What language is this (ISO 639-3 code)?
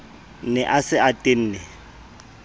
sot